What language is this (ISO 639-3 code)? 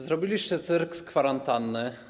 pol